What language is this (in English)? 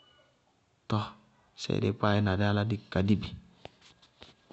Bago-Kusuntu